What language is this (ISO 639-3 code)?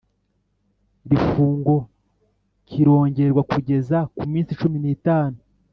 kin